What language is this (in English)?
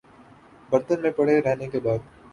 Urdu